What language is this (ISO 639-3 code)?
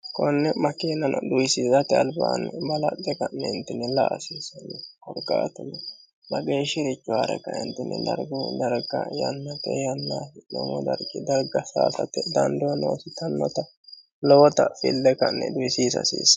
sid